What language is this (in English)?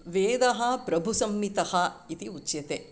Sanskrit